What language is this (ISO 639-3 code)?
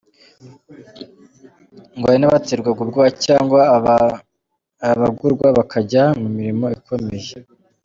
kin